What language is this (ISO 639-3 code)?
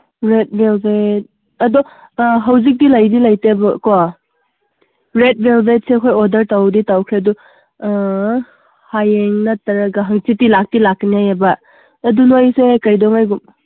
mni